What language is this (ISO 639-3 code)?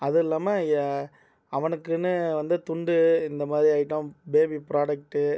tam